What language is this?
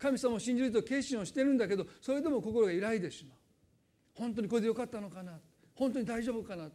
Japanese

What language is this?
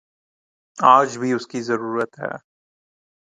Urdu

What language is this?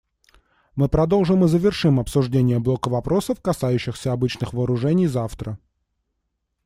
Russian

